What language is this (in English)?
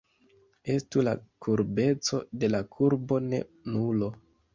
Esperanto